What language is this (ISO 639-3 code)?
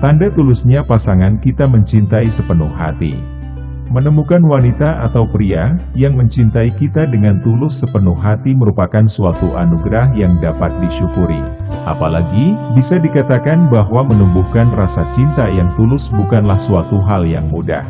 ind